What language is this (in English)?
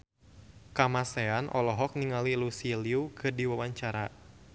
Sundanese